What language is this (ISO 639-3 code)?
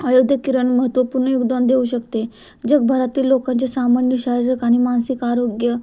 mar